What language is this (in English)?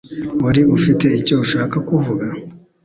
Kinyarwanda